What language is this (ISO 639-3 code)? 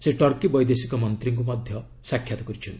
ori